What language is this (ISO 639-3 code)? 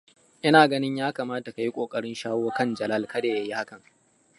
hau